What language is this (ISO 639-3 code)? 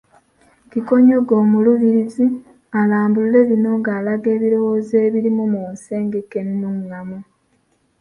lug